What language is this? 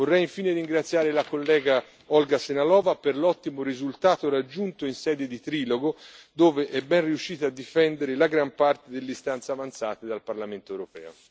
Italian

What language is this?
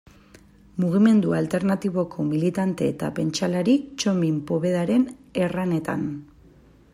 Basque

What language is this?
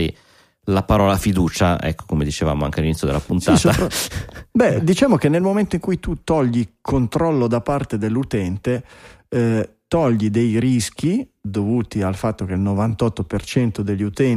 Italian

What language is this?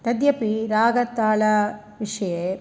Sanskrit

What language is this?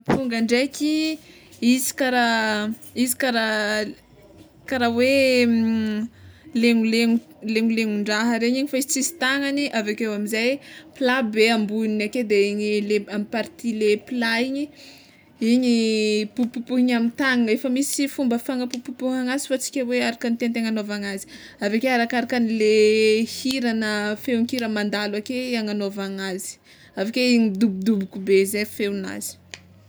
Tsimihety Malagasy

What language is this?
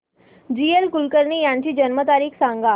Marathi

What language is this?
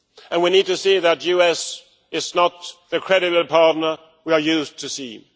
English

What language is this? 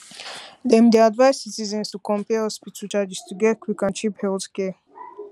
Nigerian Pidgin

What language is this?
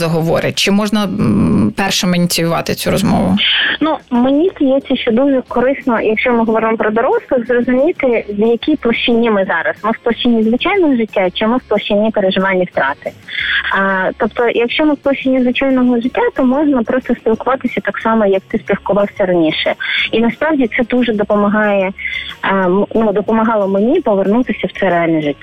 Ukrainian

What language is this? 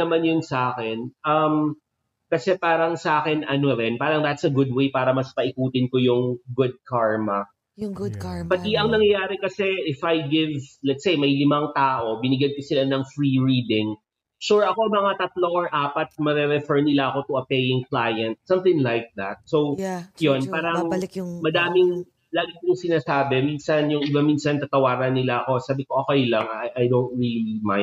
Filipino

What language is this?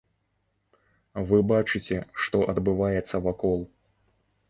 Belarusian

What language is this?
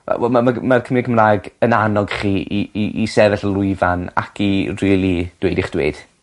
Welsh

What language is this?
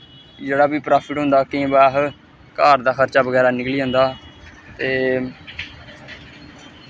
Dogri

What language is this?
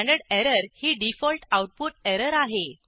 Marathi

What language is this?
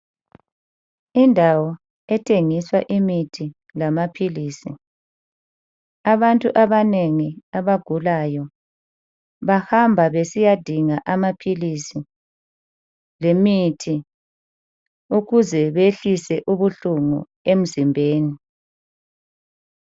North Ndebele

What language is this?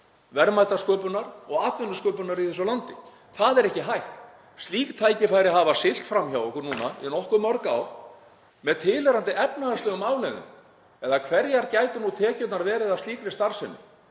Icelandic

